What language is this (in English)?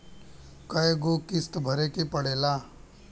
Bhojpuri